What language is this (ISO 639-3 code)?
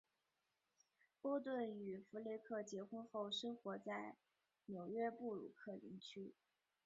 zho